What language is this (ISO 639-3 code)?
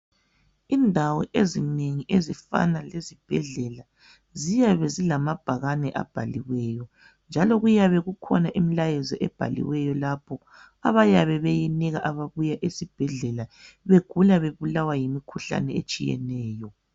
nde